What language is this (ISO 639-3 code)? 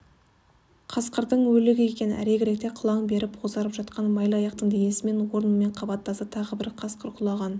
kaz